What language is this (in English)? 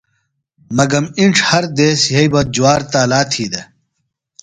Phalura